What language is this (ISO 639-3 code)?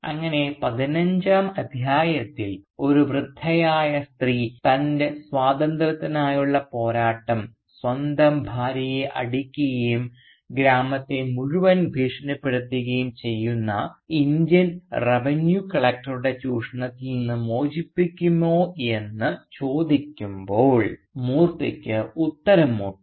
mal